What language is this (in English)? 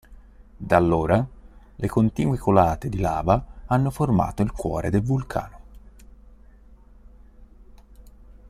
Italian